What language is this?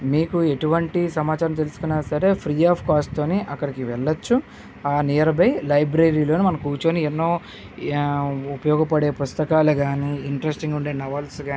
Telugu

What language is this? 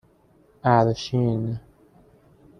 Persian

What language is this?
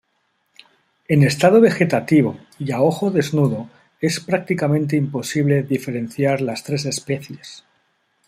Spanish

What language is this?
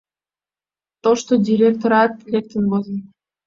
Mari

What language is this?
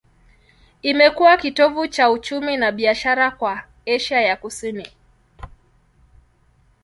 Swahili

